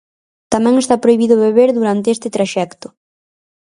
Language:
Galician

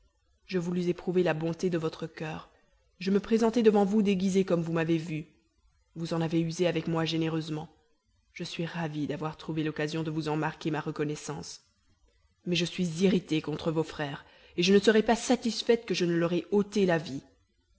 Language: French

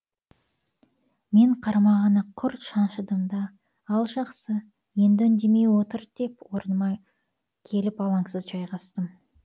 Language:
Kazakh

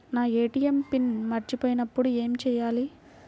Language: Telugu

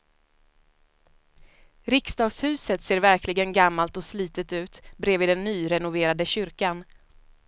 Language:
Swedish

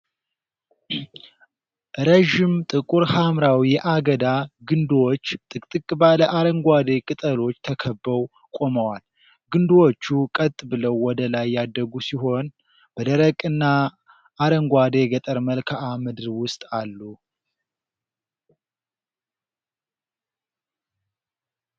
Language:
Amharic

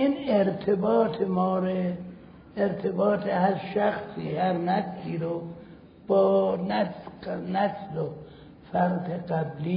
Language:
Persian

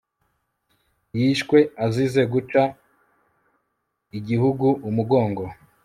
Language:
Kinyarwanda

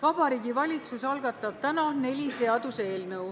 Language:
Estonian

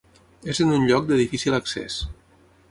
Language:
Catalan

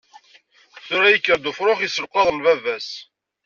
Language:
Kabyle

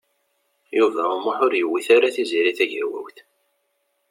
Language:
Kabyle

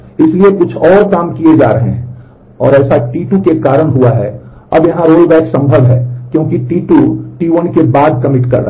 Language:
Hindi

